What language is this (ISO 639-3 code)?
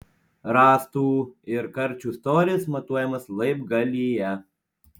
lit